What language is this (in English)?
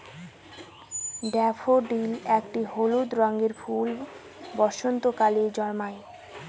Bangla